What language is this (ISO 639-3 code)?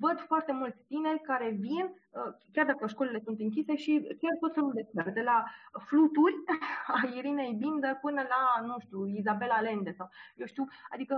ron